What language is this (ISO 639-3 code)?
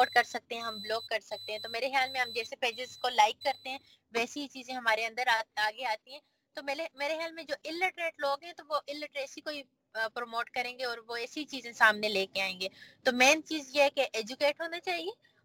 urd